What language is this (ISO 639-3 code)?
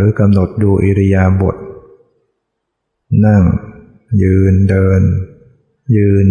tha